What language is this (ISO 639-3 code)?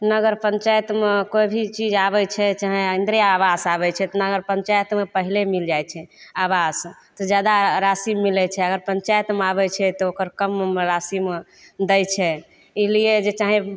mai